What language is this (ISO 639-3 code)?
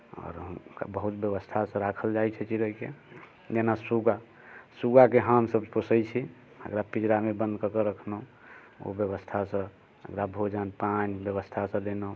mai